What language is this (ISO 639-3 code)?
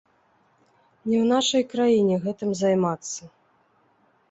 bel